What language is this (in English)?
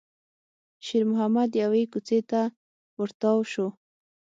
Pashto